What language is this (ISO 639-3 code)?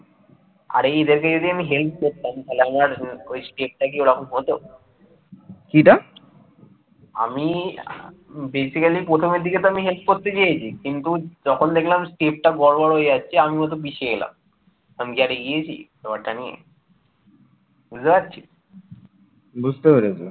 ben